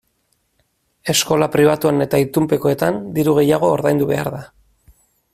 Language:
Basque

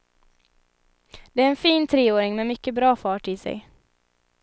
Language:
Swedish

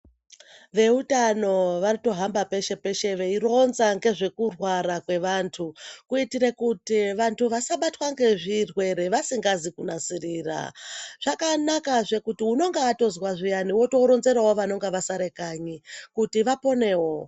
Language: Ndau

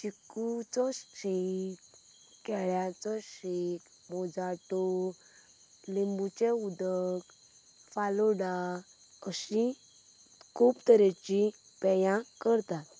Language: Konkani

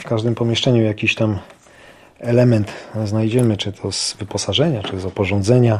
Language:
Polish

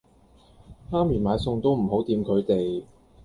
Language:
Cantonese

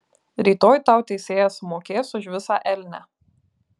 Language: Lithuanian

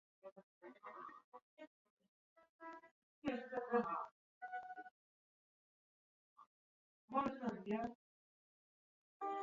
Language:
Chinese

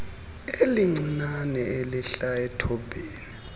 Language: Xhosa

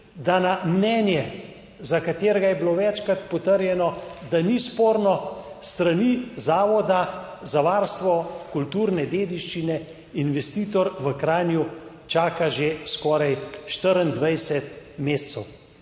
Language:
Slovenian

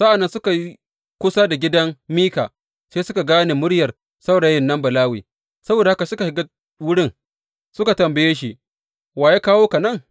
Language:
Hausa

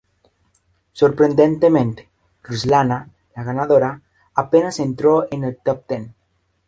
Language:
Spanish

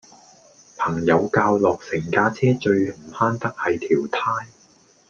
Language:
Cantonese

